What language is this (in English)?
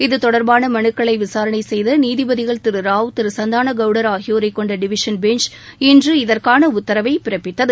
Tamil